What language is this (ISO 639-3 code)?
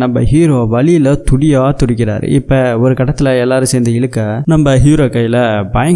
tam